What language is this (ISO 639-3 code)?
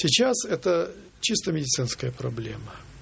rus